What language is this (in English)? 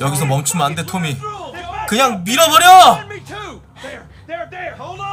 Korean